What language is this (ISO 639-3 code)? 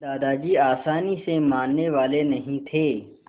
hin